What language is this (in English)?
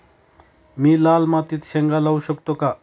Marathi